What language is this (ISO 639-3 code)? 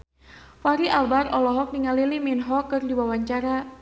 sun